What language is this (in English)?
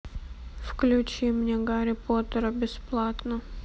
Russian